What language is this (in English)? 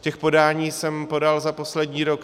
Czech